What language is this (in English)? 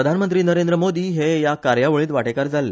Konkani